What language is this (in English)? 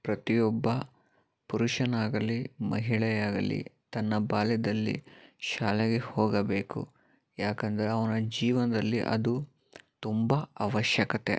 Kannada